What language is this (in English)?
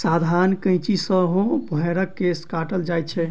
Maithili